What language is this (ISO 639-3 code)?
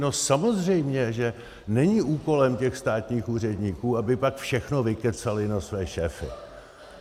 ces